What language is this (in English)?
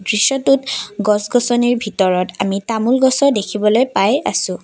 Assamese